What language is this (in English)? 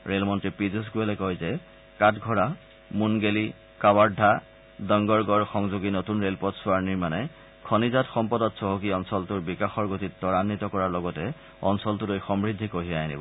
Assamese